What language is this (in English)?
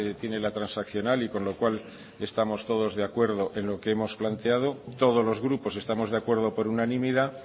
Spanish